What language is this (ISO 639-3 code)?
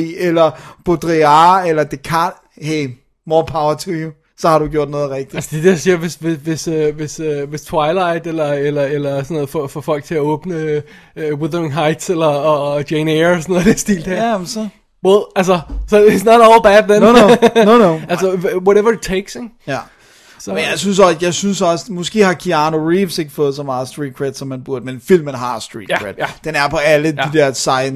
dan